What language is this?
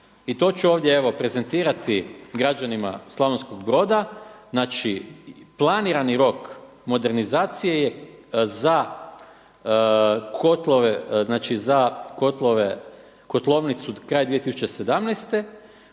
Croatian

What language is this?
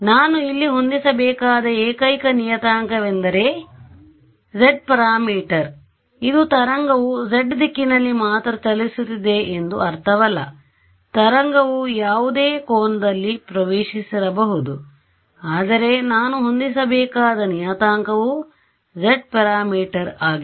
Kannada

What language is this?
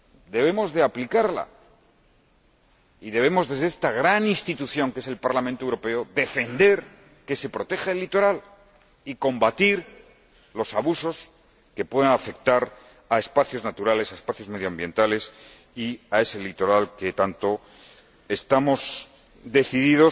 Spanish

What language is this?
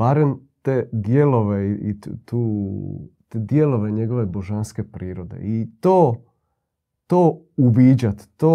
Croatian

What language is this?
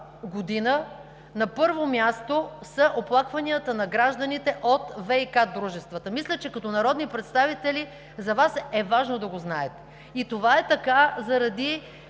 Bulgarian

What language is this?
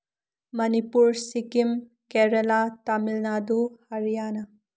Manipuri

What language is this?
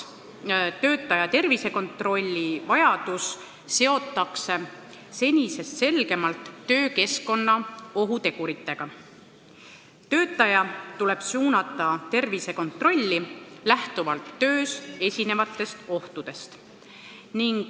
Estonian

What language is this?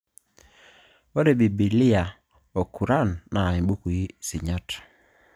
Masai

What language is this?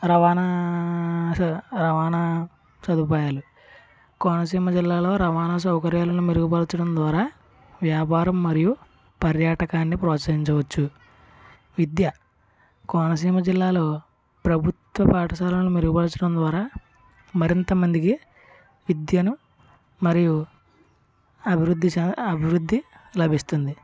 Telugu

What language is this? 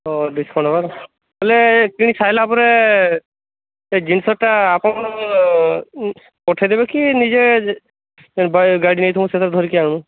Odia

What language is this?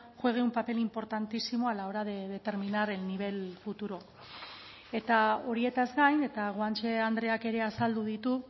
Spanish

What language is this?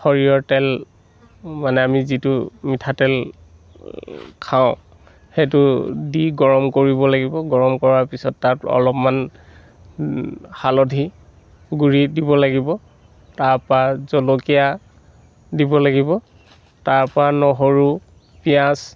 Assamese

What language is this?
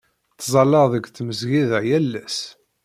Kabyle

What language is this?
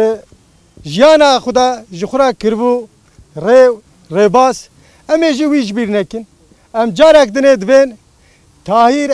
Turkish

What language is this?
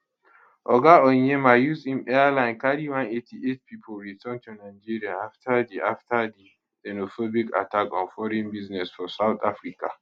Nigerian Pidgin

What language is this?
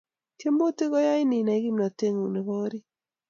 Kalenjin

